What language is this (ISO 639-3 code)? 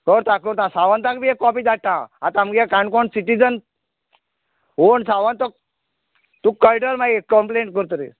kok